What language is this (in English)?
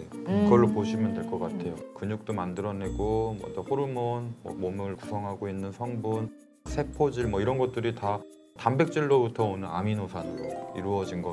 Korean